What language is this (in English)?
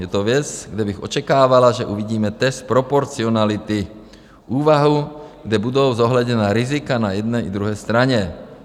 Czech